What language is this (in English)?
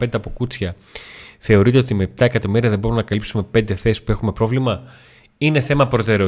Greek